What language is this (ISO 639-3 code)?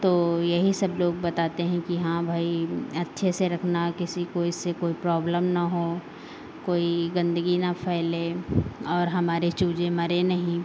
hin